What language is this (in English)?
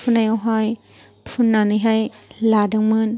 Bodo